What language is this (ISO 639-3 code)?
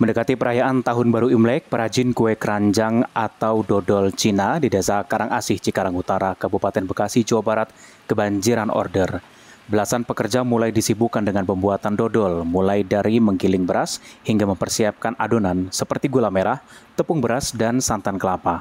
ind